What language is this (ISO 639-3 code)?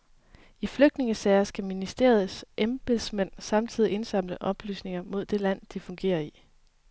dan